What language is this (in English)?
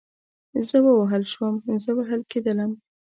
Pashto